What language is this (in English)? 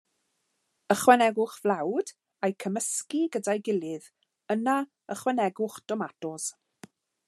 Welsh